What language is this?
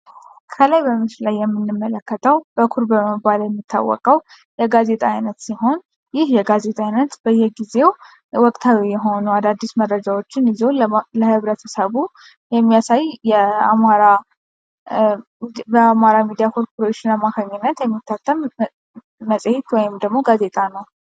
Amharic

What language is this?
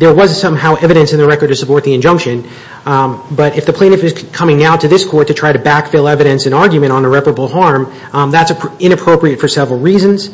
English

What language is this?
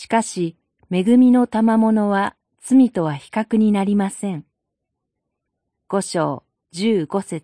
Japanese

